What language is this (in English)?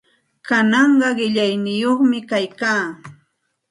Santa Ana de Tusi Pasco Quechua